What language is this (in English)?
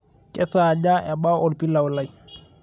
Masai